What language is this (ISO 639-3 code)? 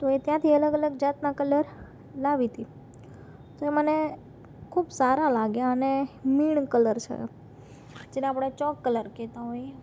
guj